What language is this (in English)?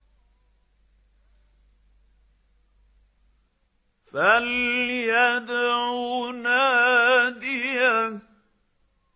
Arabic